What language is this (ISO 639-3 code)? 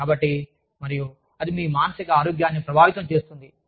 tel